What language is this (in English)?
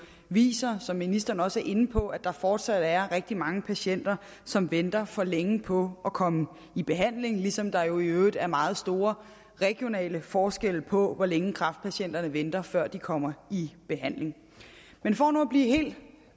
Danish